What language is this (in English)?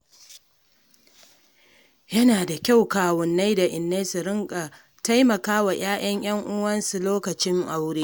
Hausa